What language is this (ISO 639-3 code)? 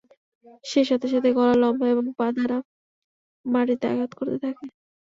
ben